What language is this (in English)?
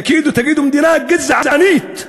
Hebrew